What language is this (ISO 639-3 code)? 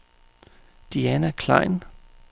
dan